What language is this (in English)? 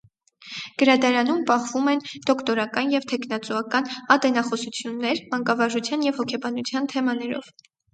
Armenian